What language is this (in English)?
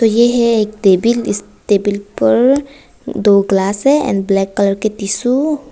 Hindi